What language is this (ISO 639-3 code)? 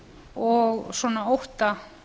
isl